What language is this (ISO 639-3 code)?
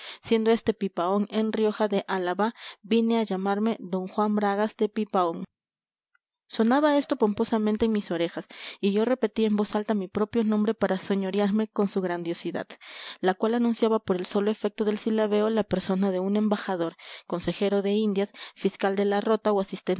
spa